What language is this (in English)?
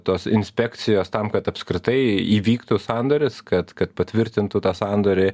Lithuanian